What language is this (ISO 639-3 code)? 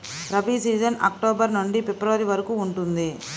tel